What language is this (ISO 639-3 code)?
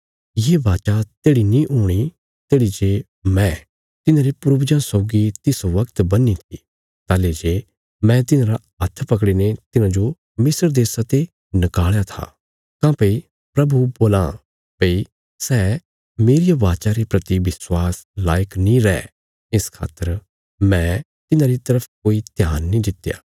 kfs